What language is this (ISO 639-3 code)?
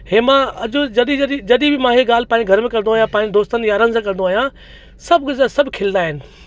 snd